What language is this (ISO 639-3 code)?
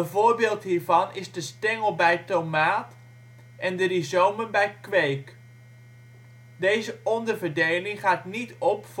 nld